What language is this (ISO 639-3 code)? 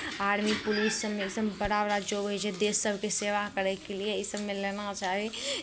mai